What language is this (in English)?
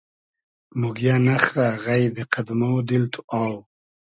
Hazaragi